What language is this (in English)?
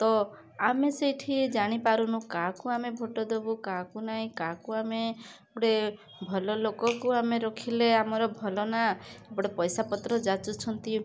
Odia